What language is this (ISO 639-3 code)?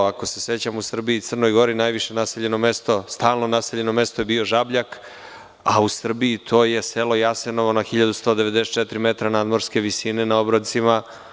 srp